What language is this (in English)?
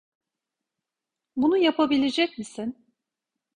Turkish